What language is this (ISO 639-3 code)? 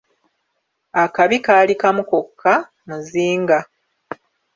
lug